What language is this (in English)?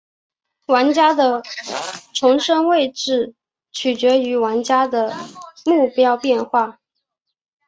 Chinese